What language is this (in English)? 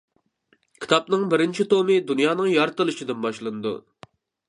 Uyghur